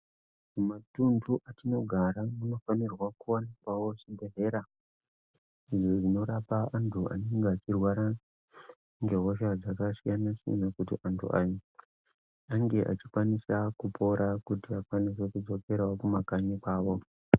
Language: Ndau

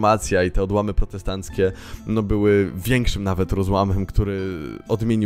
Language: Polish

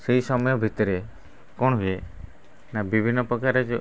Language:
Odia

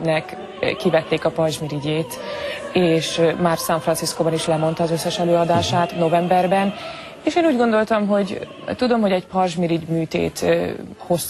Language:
Hungarian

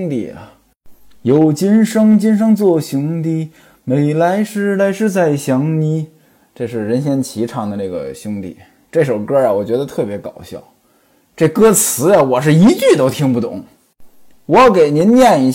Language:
Chinese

